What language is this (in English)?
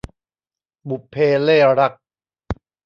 Thai